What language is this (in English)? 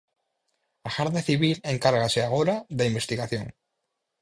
Galician